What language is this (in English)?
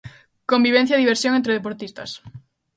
Galician